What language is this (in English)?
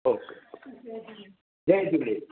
Sindhi